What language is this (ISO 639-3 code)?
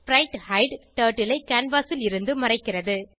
tam